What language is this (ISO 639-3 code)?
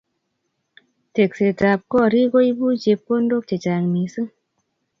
kln